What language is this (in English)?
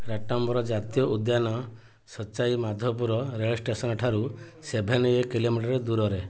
Odia